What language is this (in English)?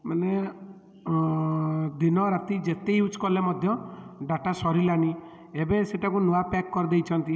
Odia